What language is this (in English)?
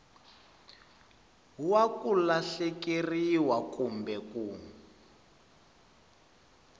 Tsonga